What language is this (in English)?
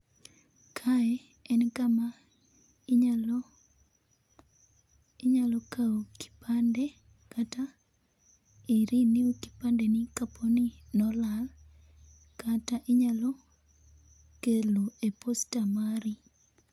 Luo (Kenya and Tanzania)